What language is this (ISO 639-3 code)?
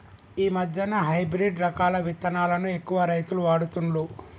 tel